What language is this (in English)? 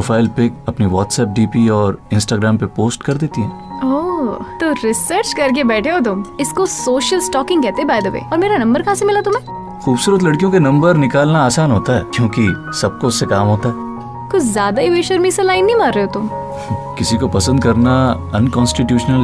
Hindi